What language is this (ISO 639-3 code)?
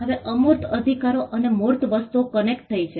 guj